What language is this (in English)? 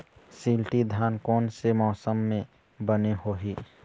Chhattisgarhi